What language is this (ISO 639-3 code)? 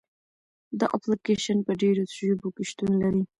pus